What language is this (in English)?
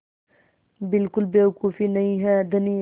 Hindi